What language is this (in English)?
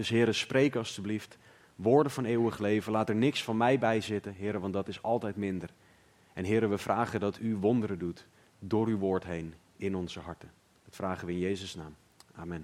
Dutch